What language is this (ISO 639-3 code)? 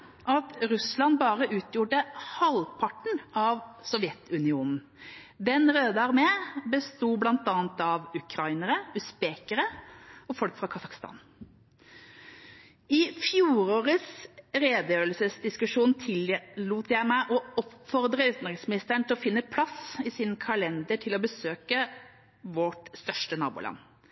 nob